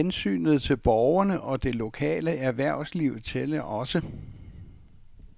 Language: Danish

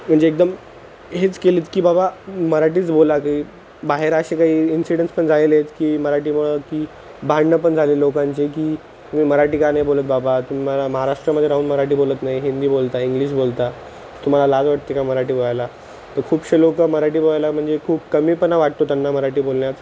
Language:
Marathi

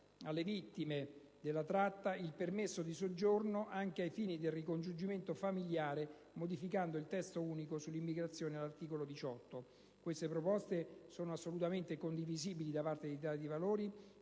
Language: Italian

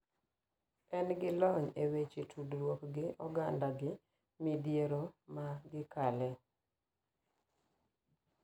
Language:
Luo (Kenya and Tanzania)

